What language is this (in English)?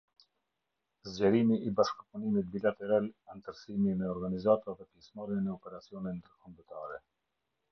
Albanian